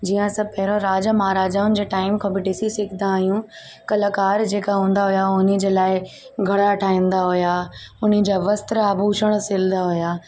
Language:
Sindhi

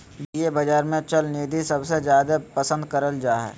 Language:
Magahi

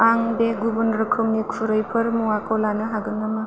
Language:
Bodo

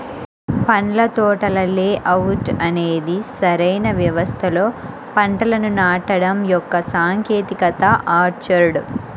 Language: Telugu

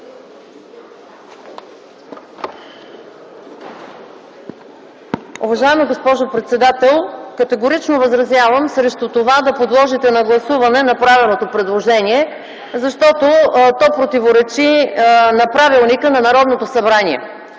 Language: Bulgarian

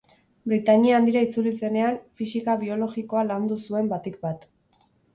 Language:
Basque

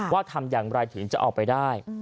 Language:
Thai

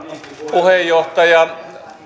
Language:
Finnish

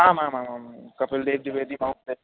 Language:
Sanskrit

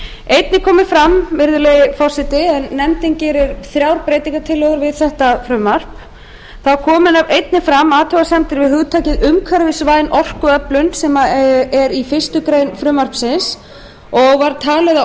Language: Icelandic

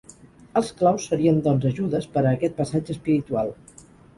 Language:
Catalan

